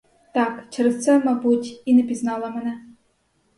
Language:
Ukrainian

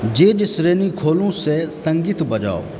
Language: Maithili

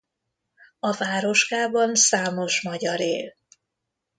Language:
Hungarian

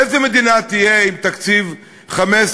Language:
Hebrew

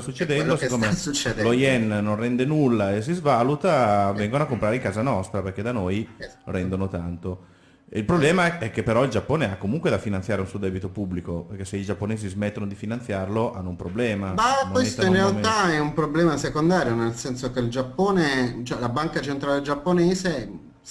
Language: Italian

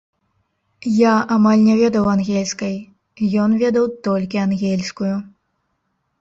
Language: Belarusian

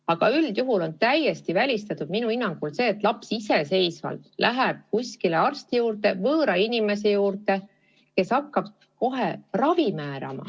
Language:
Estonian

